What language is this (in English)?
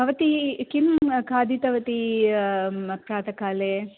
Sanskrit